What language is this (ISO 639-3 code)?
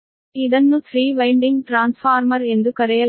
kan